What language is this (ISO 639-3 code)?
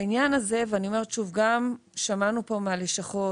heb